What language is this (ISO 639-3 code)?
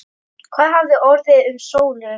isl